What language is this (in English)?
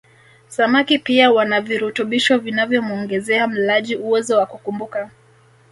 Swahili